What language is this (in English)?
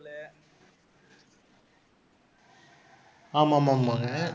Tamil